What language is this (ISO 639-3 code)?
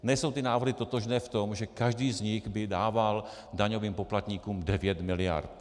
ces